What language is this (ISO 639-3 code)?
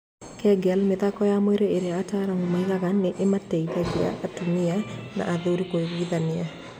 kik